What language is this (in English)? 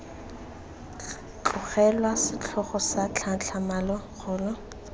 Tswana